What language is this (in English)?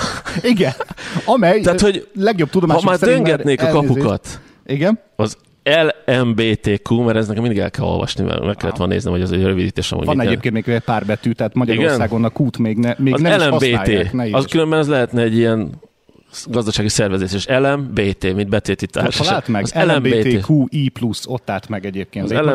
Hungarian